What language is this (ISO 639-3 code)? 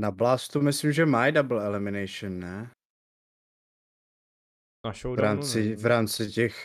ces